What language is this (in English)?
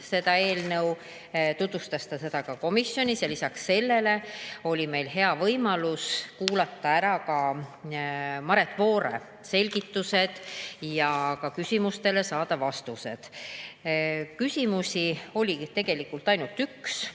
Estonian